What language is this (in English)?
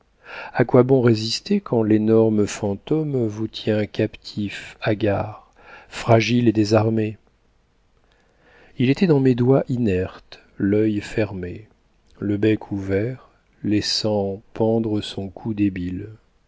French